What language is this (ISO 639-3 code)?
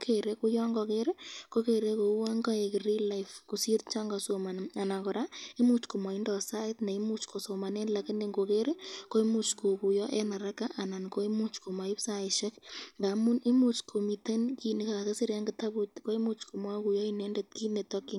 kln